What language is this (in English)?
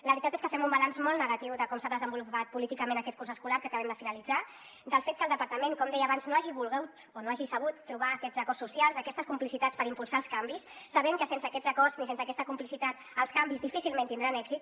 Catalan